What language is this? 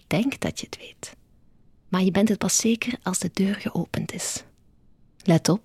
Dutch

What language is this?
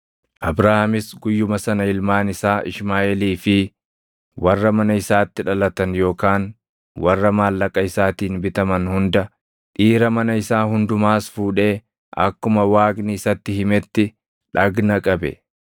Oromo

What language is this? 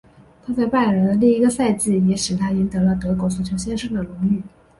Chinese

